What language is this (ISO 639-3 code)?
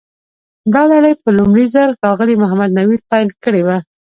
pus